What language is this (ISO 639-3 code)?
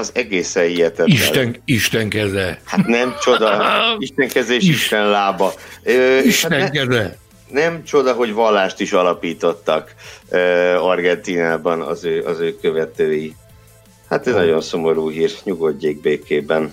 hun